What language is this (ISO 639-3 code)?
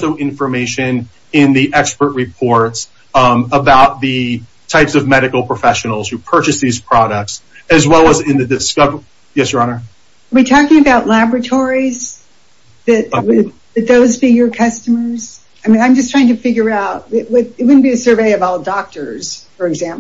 eng